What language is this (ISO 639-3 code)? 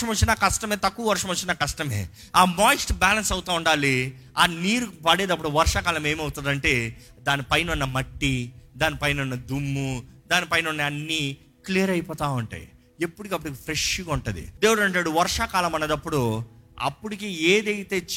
tel